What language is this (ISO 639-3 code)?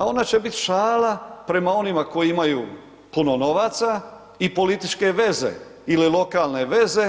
hrv